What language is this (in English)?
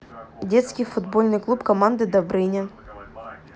Russian